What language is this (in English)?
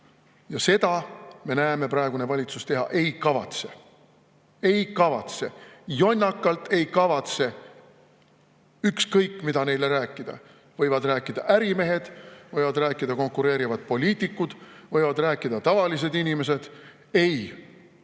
Estonian